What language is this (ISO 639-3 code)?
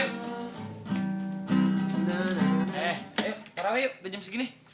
ind